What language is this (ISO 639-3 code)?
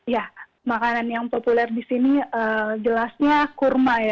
ind